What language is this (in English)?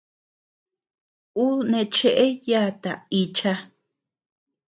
Tepeuxila Cuicatec